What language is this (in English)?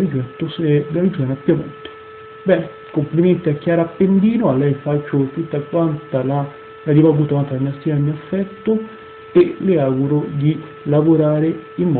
Italian